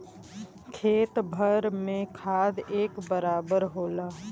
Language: Bhojpuri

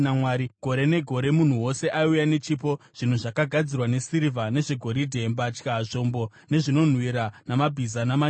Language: Shona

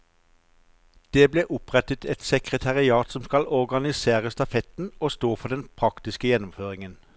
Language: Norwegian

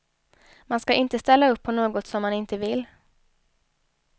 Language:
Swedish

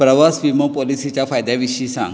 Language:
Konkani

